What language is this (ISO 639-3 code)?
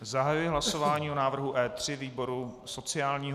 ces